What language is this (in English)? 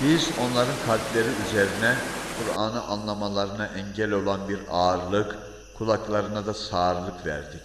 Turkish